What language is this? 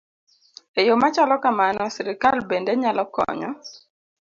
Luo (Kenya and Tanzania)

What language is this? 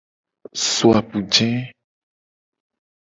Gen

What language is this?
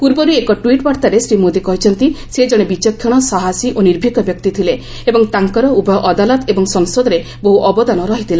Odia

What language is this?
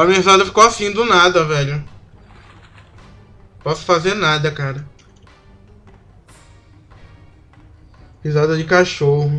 Portuguese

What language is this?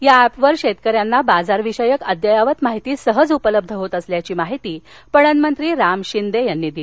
Marathi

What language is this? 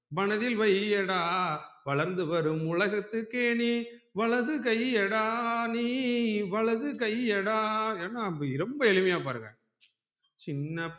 Tamil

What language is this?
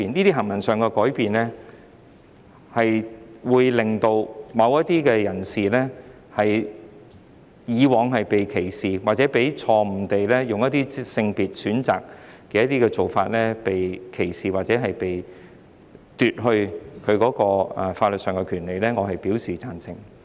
Cantonese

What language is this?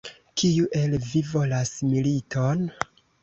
Esperanto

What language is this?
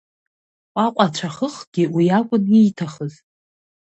Abkhazian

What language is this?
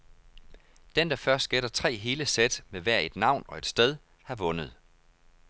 Danish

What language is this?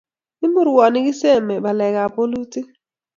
Kalenjin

